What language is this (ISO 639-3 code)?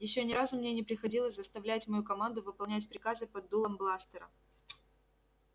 rus